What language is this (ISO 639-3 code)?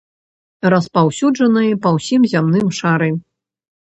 bel